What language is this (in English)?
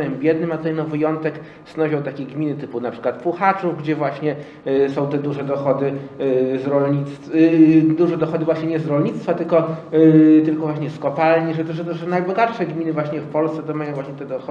Polish